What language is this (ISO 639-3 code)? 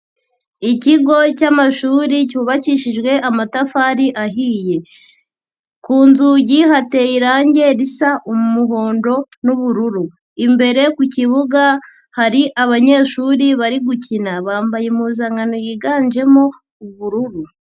kin